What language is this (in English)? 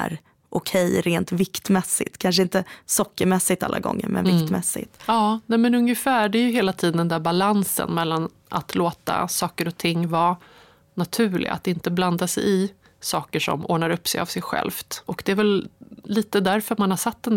Swedish